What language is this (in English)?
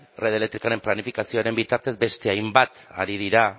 Basque